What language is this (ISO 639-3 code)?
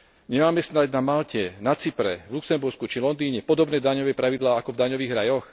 slk